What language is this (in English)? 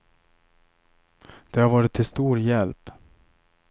Swedish